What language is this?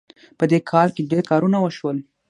Pashto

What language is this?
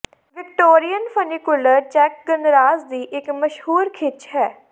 Punjabi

